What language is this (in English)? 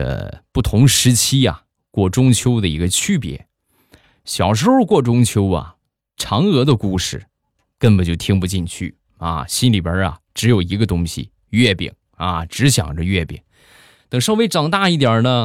Chinese